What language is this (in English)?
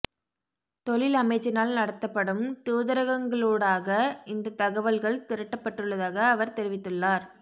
Tamil